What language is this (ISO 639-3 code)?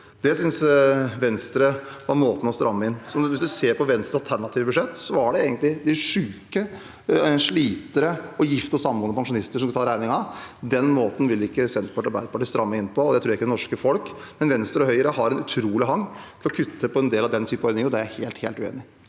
nor